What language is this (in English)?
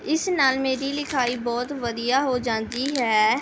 Punjabi